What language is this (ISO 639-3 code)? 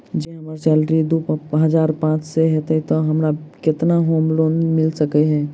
mai